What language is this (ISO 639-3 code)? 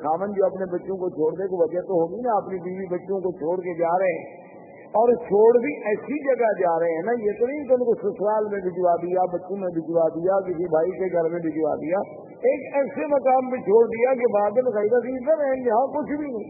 urd